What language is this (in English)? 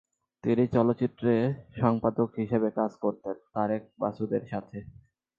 Bangla